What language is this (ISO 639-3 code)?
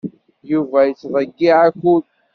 kab